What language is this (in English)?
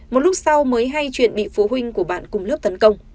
Vietnamese